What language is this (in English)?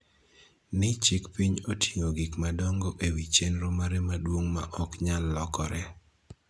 Luo (Kenya and Tanzania)